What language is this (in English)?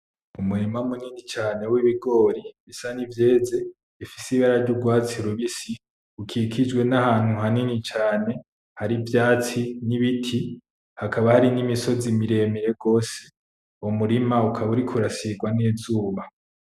Rundi